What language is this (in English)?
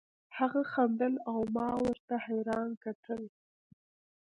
Pashto